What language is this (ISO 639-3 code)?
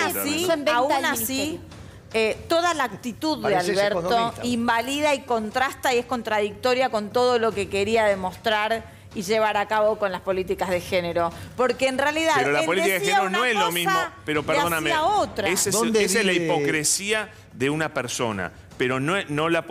spa